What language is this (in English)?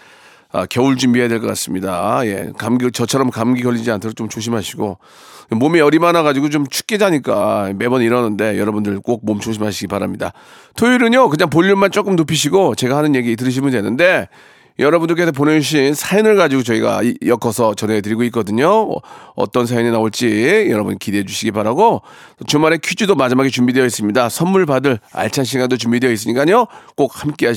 Korean